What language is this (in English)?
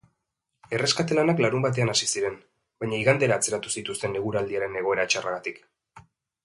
Basque